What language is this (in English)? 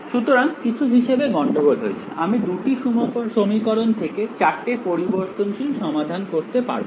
Bangla